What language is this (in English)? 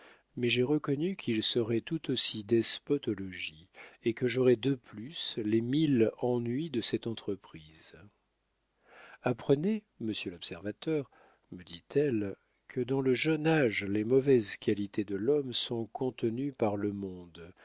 French